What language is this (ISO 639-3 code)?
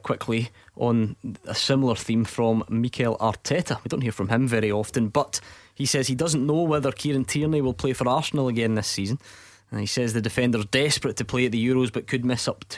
eng